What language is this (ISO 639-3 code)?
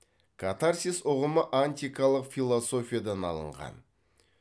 kaz